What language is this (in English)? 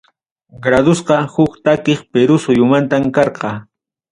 Ayacucho Quechua